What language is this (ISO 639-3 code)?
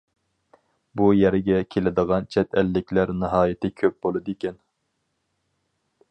uig